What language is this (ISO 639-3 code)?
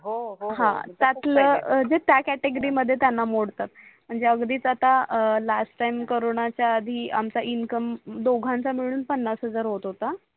mar